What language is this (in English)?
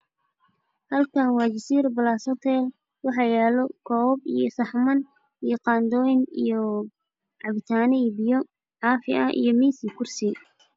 Somali